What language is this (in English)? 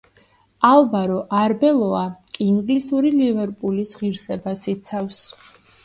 Georgian